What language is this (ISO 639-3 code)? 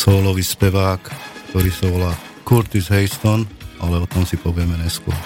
slk